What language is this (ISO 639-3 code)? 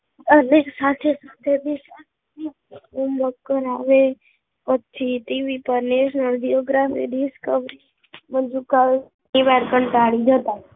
guj